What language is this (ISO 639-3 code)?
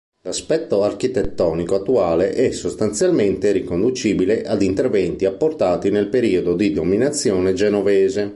ita